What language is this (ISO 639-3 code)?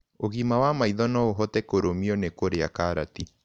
kik